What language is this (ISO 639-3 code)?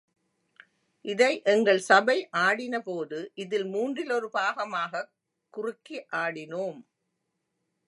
tam